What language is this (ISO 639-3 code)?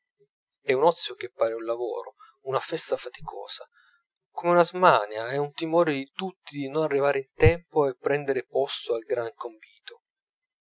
ita